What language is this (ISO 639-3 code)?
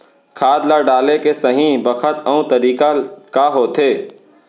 hne